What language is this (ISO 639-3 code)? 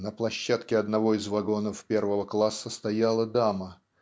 rus